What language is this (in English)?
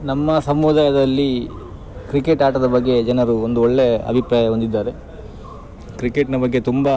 Kannada